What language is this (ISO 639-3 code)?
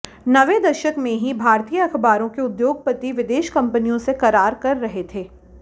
hin